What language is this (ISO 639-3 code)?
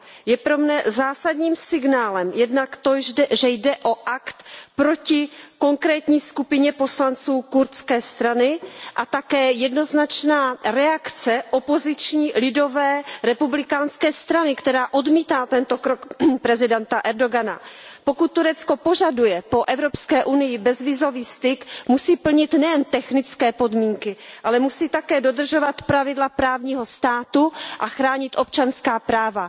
ces